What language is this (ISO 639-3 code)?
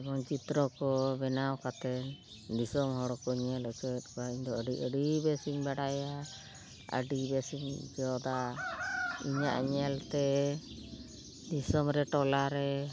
sat